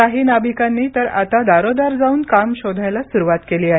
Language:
Marathi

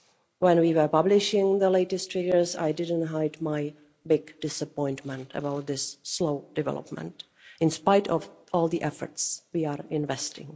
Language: English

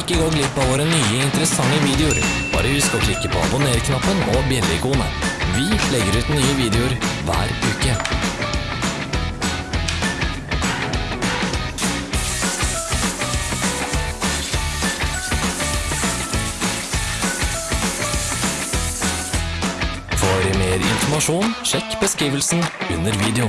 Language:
Norwegian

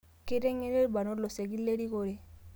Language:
Masai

